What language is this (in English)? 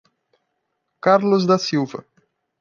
Portuguese